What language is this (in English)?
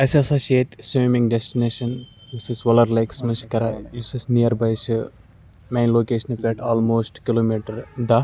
Kashmiri